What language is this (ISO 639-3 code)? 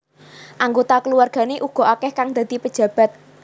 jav